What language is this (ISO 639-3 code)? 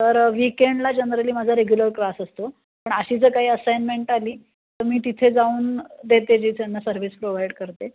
mar